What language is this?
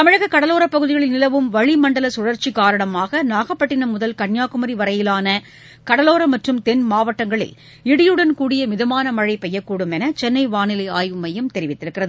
Tamil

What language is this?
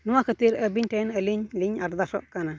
Santali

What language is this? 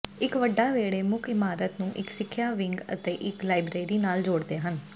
Punjabi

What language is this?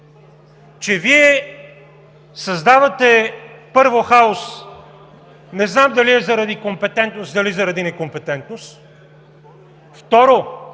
Bulgarian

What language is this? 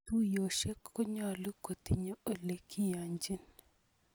Kalenjin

